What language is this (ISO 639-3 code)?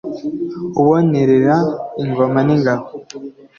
kin